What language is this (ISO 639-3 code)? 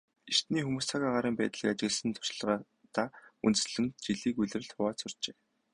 mon